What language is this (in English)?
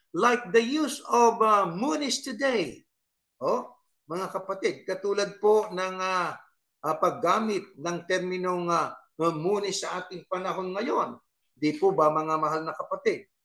Filipino